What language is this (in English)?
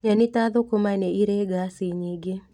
Kikuyu